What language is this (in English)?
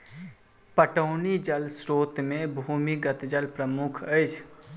Maithili